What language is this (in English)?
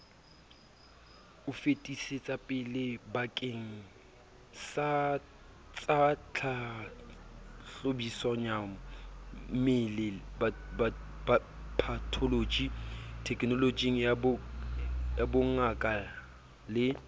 Southern Sotho